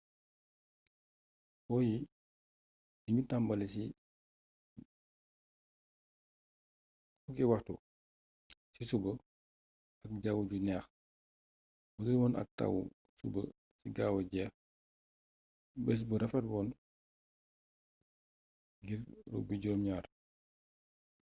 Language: Wolof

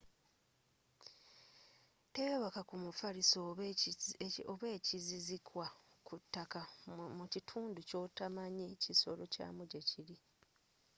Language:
Ganda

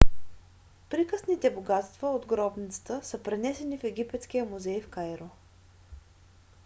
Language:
Bulgarian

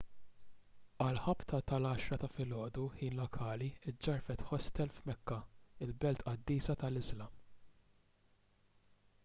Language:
Maltese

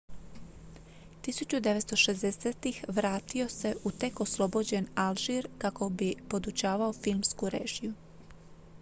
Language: Croatian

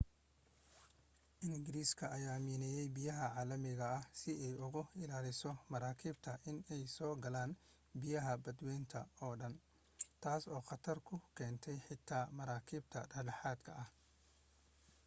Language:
Somali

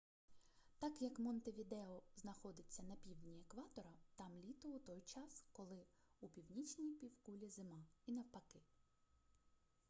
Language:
Ukrainian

